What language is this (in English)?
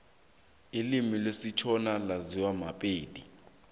South Ndebele